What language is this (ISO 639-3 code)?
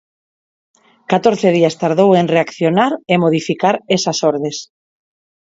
glg